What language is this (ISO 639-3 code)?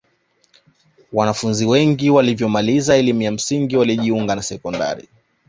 swa